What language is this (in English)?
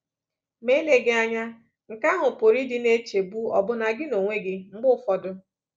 Igbo